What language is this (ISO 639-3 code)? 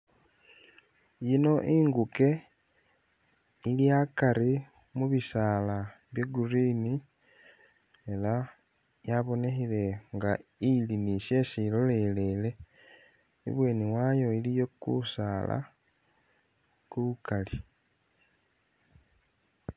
myx